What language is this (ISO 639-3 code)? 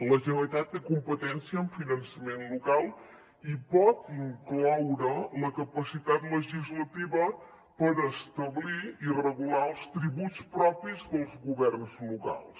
cat